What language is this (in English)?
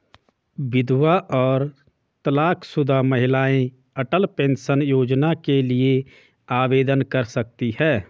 Hindi